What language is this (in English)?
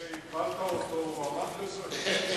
Hebrew